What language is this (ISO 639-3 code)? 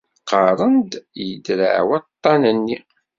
kab